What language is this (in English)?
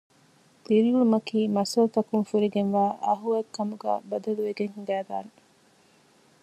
Divehi